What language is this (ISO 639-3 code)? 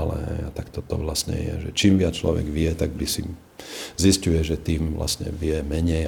slk